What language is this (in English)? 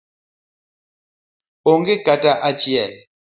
Luo (Kenya and Tanzania)